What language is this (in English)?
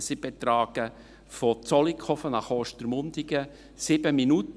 Swiss German